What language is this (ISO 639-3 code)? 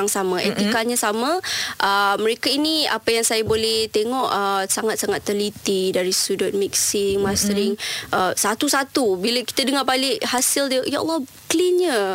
msa